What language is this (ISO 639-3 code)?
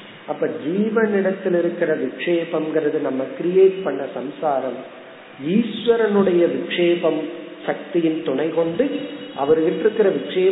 tam